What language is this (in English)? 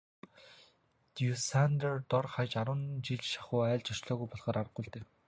Mongolian